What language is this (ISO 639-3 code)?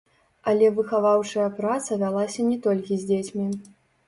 bel